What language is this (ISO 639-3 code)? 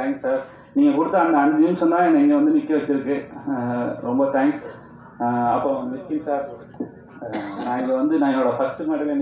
tam